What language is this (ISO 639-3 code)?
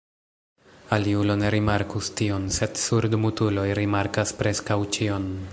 epo